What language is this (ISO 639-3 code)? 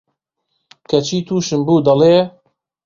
ckb